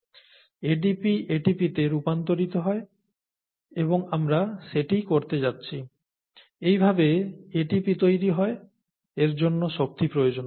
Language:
Bangla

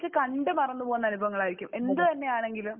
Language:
Malayalam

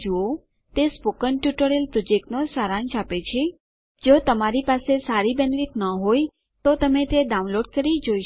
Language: Gujarati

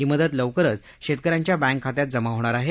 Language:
Marathi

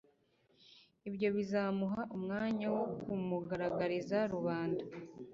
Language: Kinyarwanda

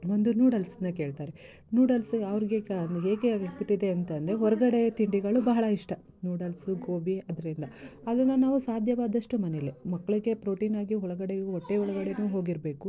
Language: Kannada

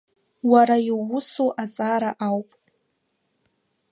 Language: Abkhazian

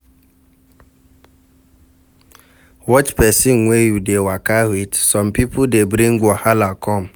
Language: Nigerian Pidgin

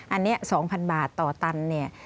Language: Thai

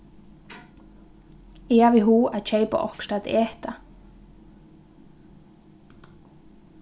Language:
Faroese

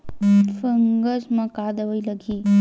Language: Chhattisgarhi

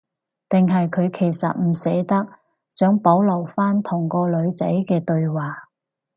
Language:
Cantonese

